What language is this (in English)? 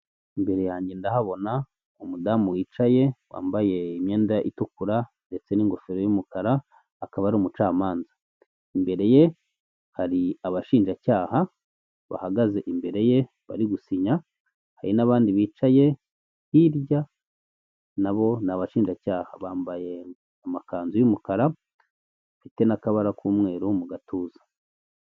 Kinyarwanda